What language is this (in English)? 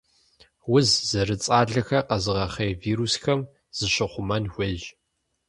Kabardian